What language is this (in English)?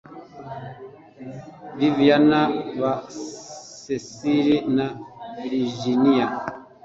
Kinyarwanda